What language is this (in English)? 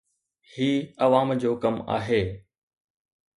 Sindhi